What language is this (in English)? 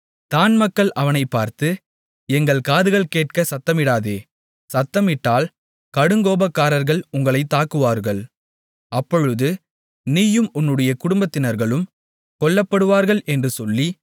Tamil